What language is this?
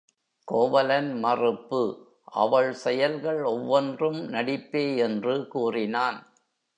Tamil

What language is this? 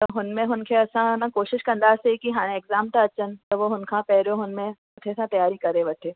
Sindhi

